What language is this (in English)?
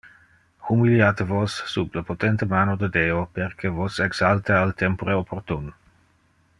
Interlingua